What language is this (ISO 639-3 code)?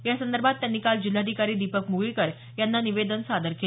mar